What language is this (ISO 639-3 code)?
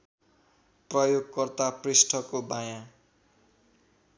nep